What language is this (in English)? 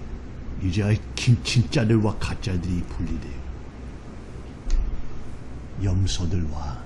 Korean